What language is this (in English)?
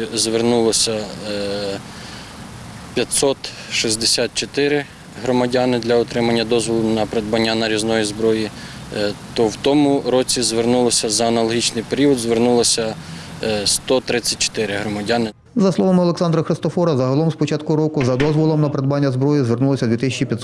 Ukrainian